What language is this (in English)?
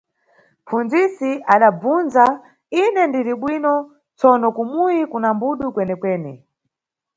Nyungwe